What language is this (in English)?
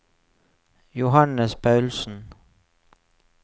Norwegian